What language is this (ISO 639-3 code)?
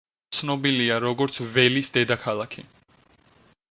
kat